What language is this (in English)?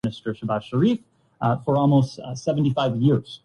Urdu